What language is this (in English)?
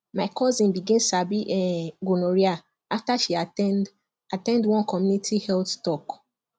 Nigerian Pidgin